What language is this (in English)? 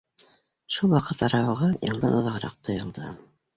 Bashkir